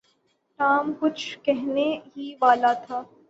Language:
Urdu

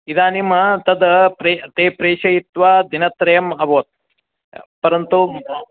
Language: Sanskrit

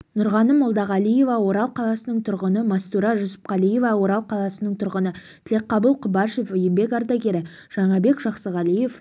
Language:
Kazakh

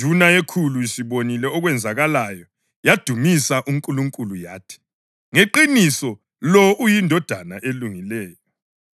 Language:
North Ndebele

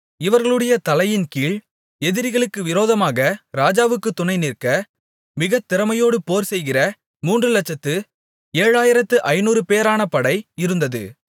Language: Tamil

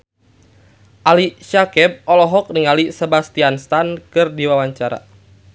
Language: Sundanese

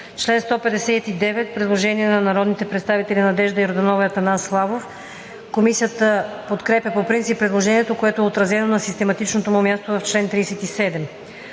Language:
Bulgarian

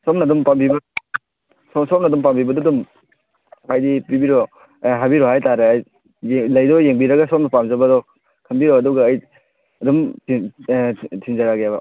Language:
Manipuri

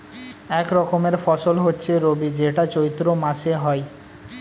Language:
Bangla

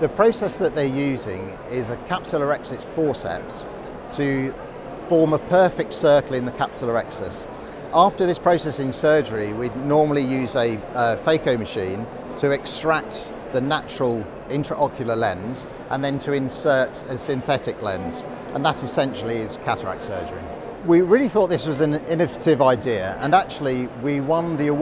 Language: English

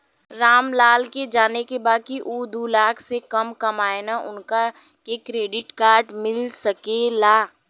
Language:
Bhojpuri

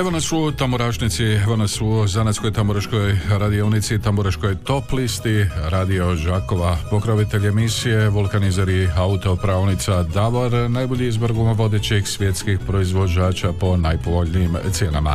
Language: Croatian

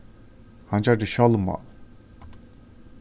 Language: Faroese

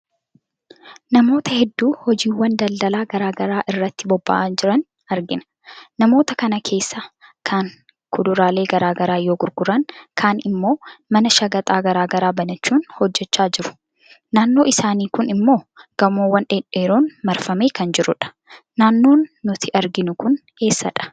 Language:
Oromo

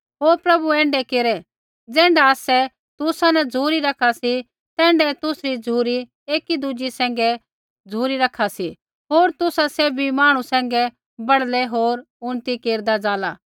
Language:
Kullu Pahari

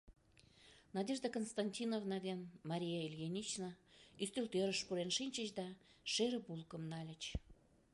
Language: Mari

